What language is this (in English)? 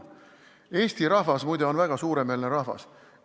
Estonian